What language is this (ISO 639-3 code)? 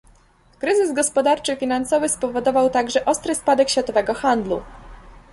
pol